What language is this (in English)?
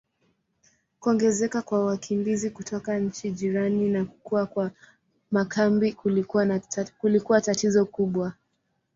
Swahili